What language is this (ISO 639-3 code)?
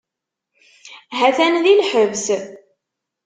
kab